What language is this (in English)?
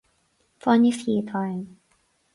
Irish